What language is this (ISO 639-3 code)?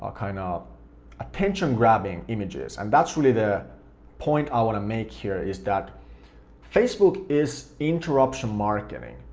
eng